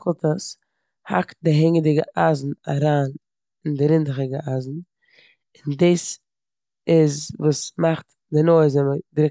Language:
Yiddish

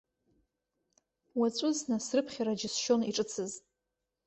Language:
Abkhazian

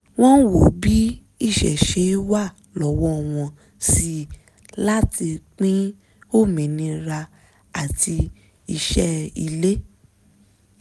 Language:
Yoruba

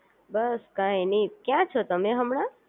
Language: Gujarati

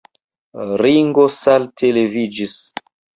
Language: Esperanto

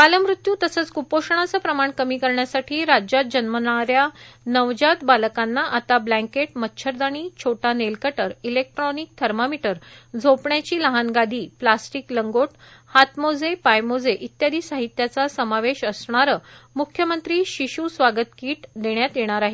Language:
Marathi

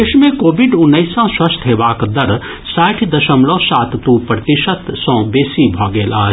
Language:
Maithili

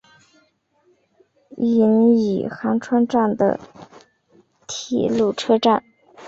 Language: Chinese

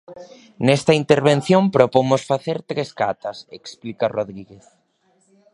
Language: Galician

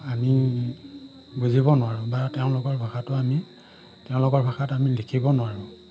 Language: Assamese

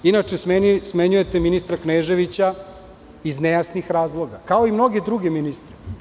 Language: Serbian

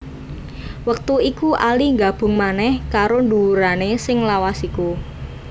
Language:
Javanese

